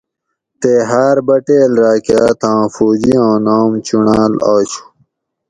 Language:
Gawri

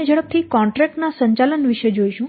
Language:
Gujarati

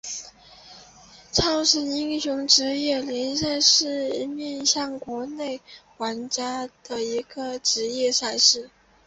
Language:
Chinese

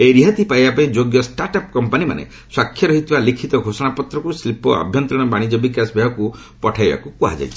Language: Odia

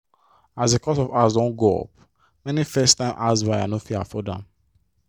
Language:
Nigerian Pidgin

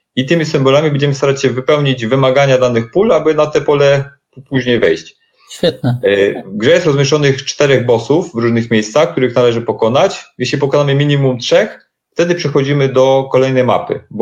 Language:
Polish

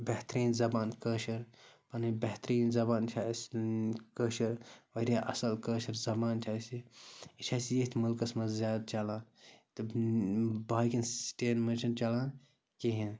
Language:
Kashmiri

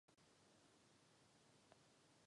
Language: Czech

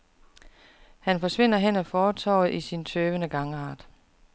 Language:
Danish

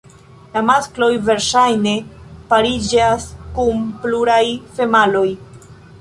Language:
Esperanto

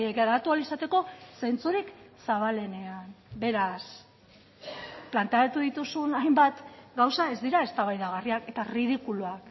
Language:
Basque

